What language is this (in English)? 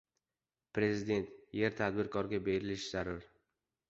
Uzbek